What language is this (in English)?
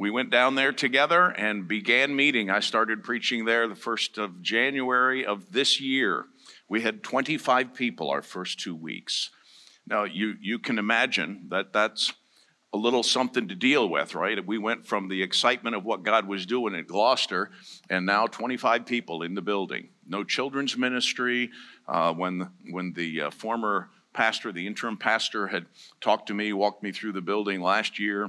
English